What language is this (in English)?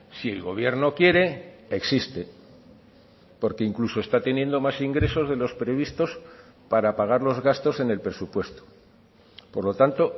Spanish